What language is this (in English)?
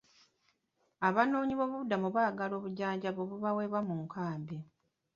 Ganda